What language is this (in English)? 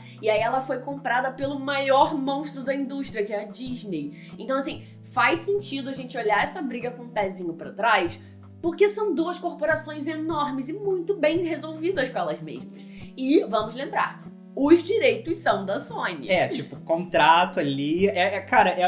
Portuguese